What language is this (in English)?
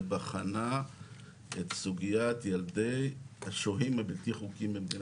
Hebrew